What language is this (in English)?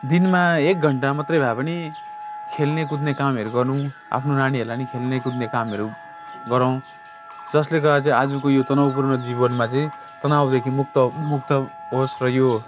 Nepali